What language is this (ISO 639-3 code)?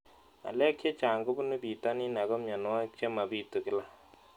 kln